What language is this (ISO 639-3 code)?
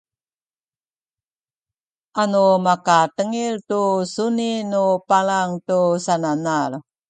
szy